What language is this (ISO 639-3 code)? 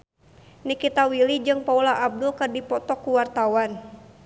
sun